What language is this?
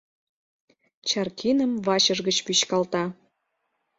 Mari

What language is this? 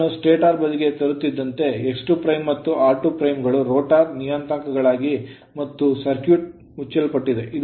Kannada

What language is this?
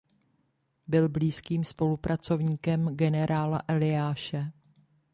Czech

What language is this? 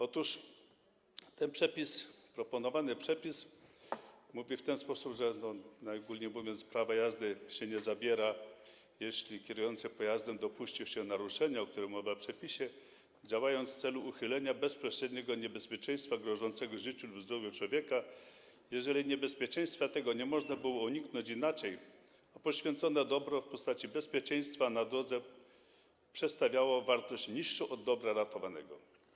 Polish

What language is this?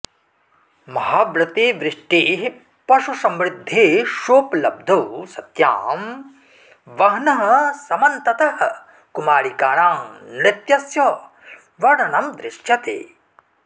Sanskrit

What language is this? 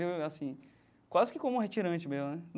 Portuguese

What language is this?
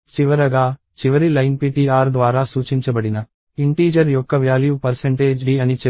Telugu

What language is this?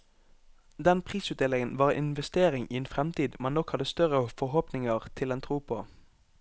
Norwegian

